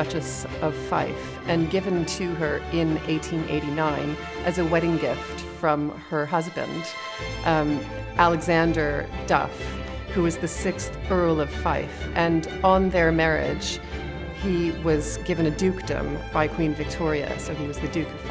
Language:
English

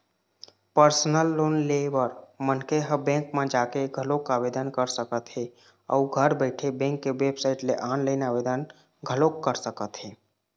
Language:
Chhattisgarhi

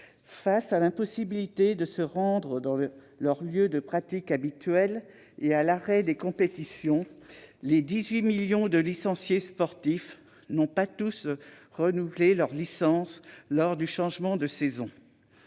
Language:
French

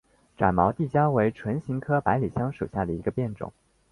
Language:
Chinese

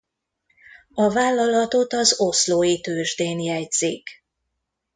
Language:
Hungarian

